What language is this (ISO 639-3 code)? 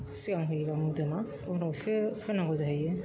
brx